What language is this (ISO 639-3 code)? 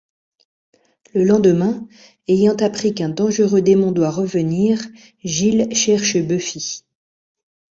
fra